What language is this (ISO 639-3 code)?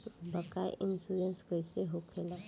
bho